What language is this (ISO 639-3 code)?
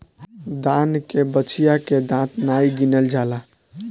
bho